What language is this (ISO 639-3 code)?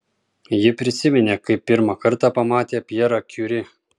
lit